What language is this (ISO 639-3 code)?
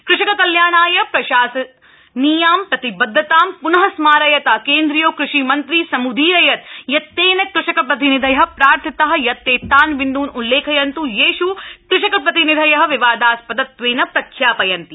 san